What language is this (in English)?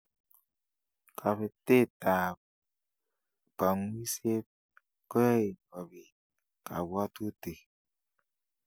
Kalenjin